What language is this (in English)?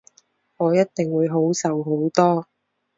Cantonese